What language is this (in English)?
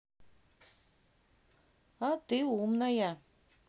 Russian